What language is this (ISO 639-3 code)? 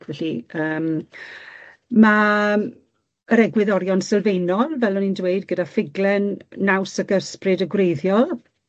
cym